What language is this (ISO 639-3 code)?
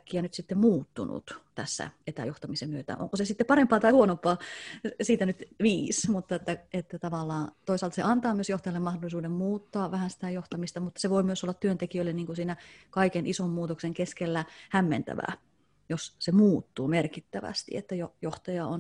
fin